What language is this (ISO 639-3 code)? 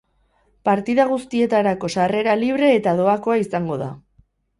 eus